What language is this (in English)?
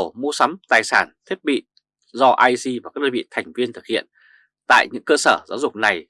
Vietnamese